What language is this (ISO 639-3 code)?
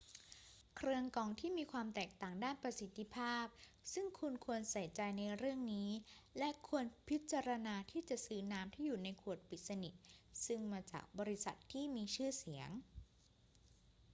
tha